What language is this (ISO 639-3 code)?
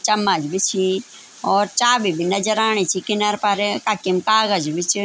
gbm